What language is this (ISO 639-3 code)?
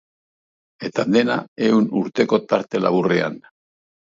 eus